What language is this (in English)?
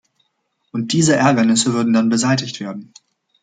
German